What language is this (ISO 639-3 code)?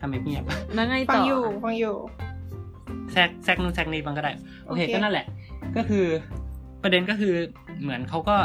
tha